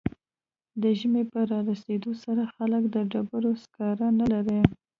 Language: Pashto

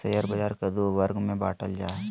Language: Magahi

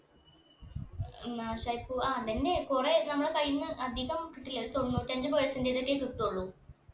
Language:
Malayalam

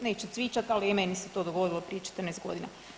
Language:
Croatian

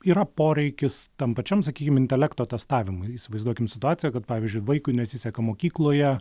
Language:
Lithuanian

